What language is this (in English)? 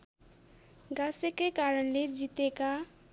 Nepali